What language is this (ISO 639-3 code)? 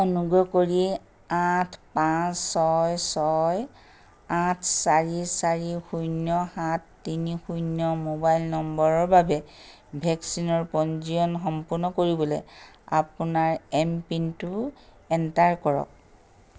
asm